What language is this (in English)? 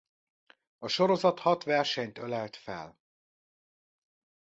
Hungarian